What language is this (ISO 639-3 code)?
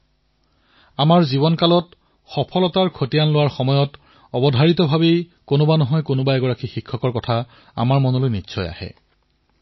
asm